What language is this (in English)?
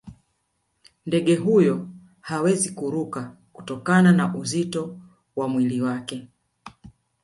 Swahili